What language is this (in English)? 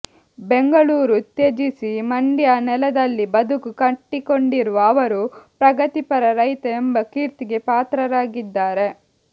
Kannada